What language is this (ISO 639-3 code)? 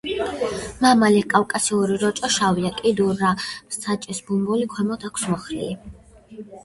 kat